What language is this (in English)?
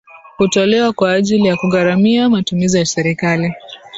Swahili